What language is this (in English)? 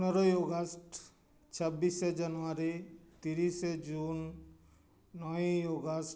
Santali